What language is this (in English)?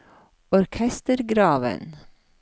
Norwegian